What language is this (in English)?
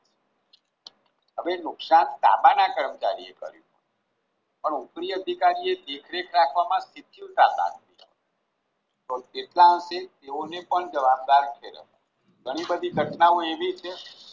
Gujarati